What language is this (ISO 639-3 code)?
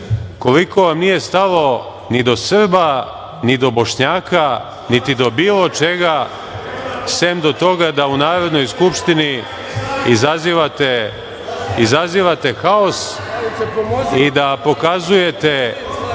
srp